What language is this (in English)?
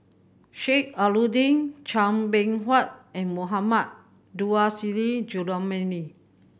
English